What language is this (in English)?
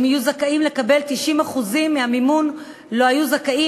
Hebrew